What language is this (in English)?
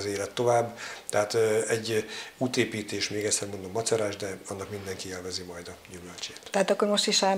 Hungarian